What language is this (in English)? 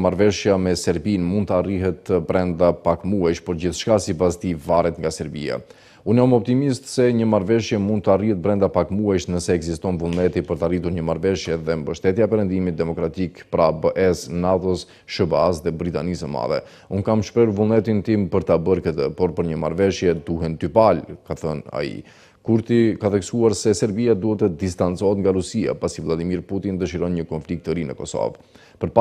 Romanian